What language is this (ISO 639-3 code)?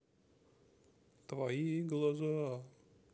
rus